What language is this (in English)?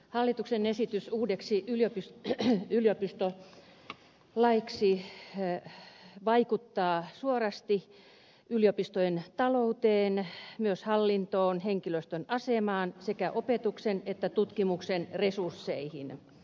Finnish